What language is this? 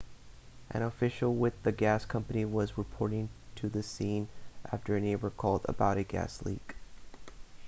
English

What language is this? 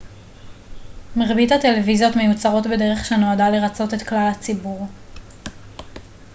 Hebrew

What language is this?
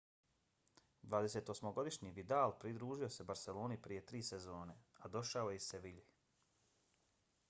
Bosnian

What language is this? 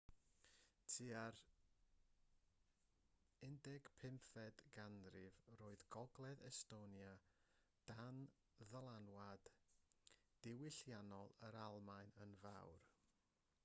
Welsh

